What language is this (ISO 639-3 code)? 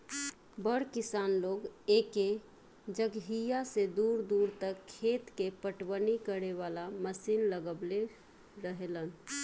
bho